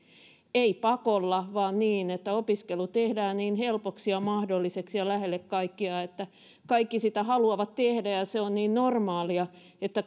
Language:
Finnish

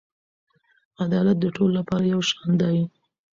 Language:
Pashto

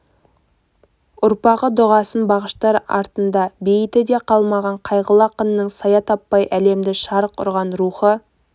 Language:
Kazakh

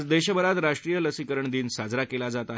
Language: Marathi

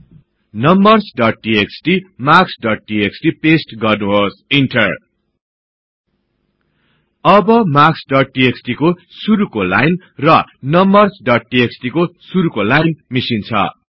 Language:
Nepali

